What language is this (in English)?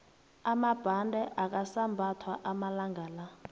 South Ndebele